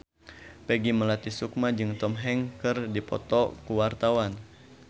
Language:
Sundanese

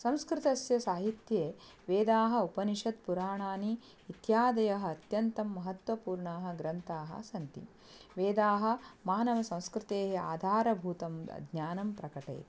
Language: Sanskrit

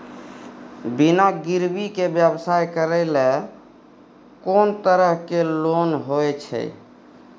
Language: Maithili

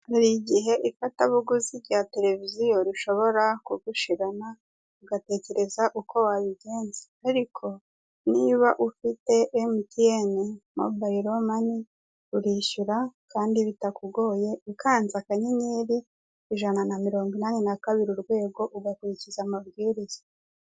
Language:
Kinyarwanda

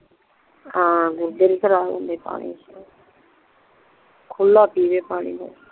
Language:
Punjabi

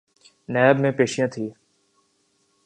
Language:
Urdu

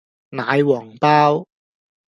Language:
Cantonese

